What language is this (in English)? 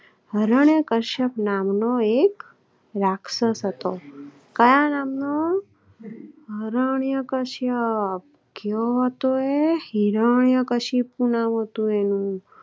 Gujarati